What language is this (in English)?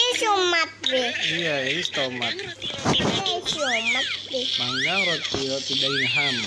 Indonesian